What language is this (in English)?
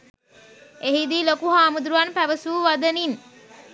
Sinhala